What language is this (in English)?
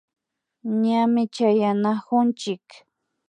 Imbabura Highland Quichua